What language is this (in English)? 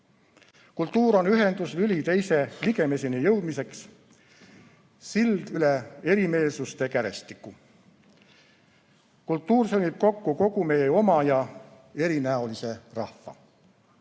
Estonian